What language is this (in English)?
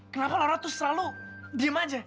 Indonesian